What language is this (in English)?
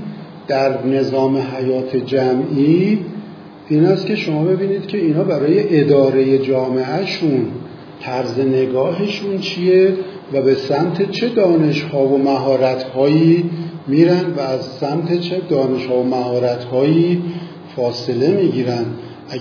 Persian